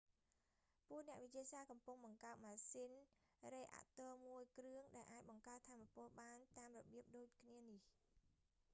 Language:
Khmer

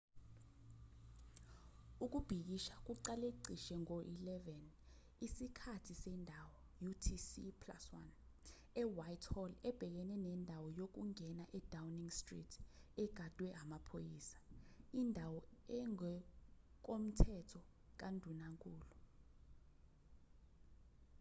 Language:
Zulu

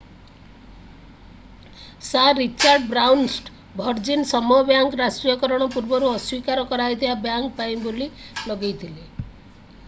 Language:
Odia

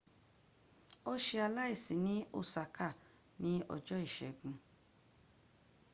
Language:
Yoruba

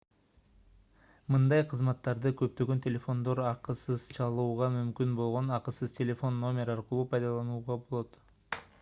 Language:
Kyrgyz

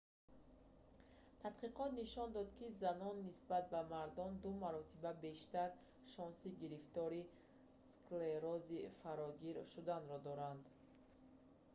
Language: Tajik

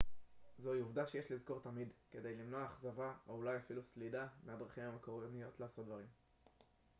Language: Hebrew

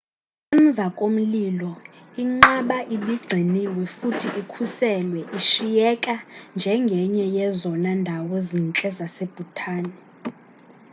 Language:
Xhosa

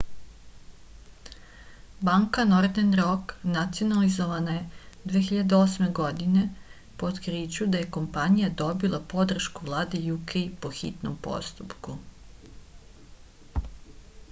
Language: Serbian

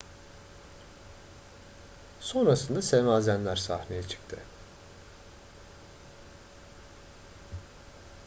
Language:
Turkish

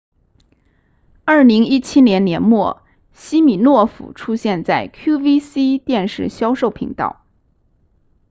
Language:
Chinese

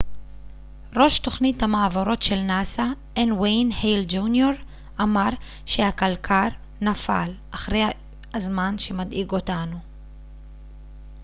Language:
Hebrew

